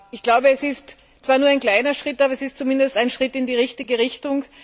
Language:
German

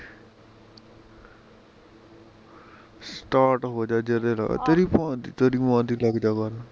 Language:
Punjabi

